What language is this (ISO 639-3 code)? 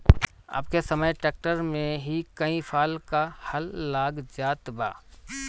bho